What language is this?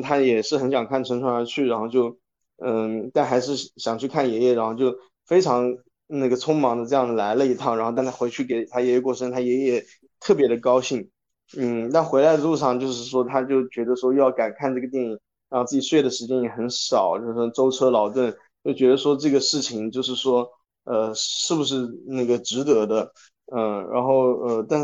Chinese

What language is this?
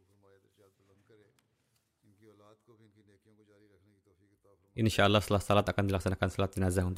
Indonesian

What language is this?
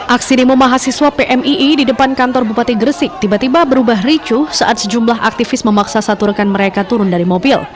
Indonesian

